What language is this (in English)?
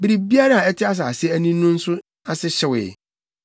Akan